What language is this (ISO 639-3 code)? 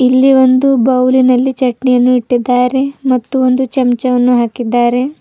kan